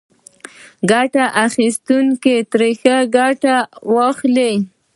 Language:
Pashto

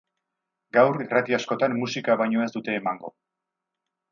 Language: Basque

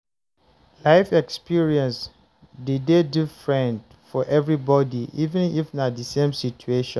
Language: Nigerian Pidgin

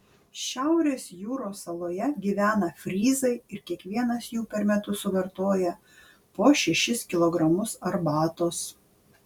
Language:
Lithuanian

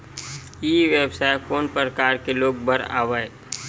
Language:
Chhattisgarhi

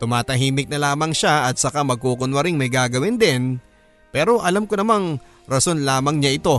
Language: Filipino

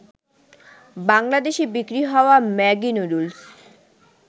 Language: Bangla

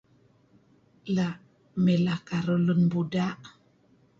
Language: Kelabit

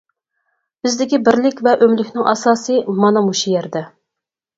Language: Uyghur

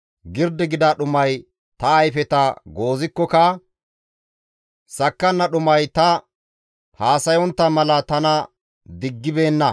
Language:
Gamo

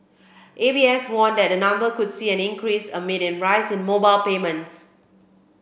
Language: English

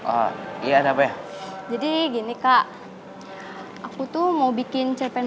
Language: Indonesian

